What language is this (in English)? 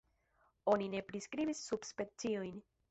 Esperanto